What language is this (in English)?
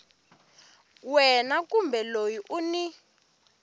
Tsonga